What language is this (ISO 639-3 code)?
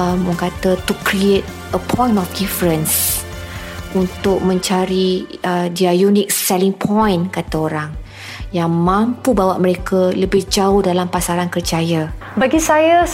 msa